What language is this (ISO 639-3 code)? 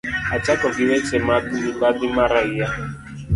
luo